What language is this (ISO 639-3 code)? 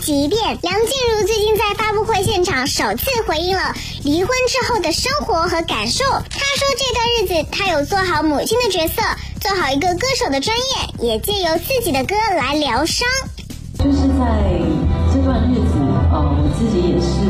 zho